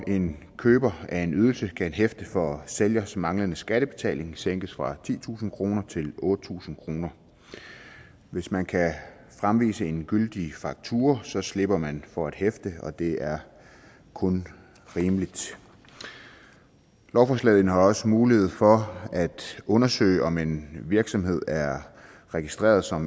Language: Danish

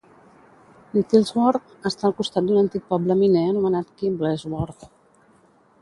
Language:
Catalan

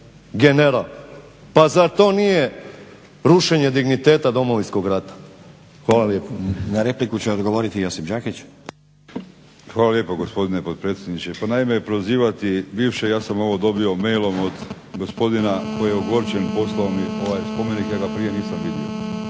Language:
Croatian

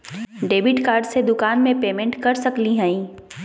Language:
Magahi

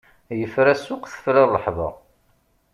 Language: Kabyle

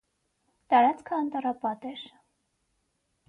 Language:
Armenian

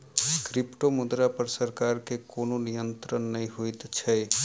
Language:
Maithili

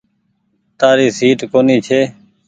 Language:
Goaria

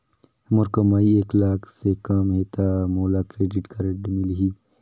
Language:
Chhattisgarhi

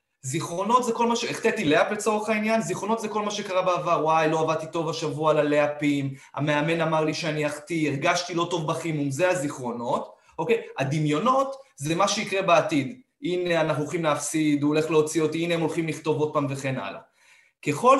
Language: Hebrew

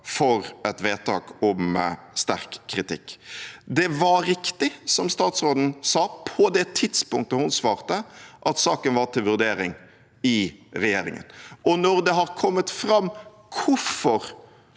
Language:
Norwegian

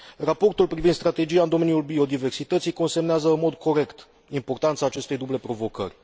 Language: Romanian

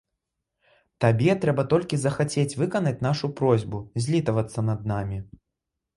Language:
Belarusian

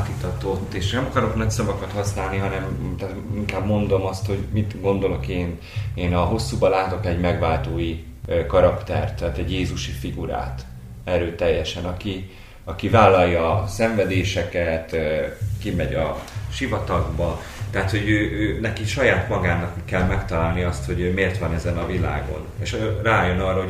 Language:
Hungarian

